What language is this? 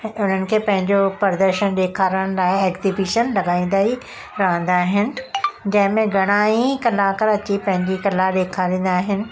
Sindhi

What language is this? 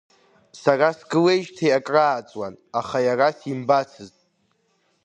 Abkhazian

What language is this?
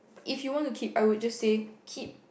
English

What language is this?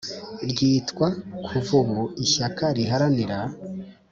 Kinyarwanda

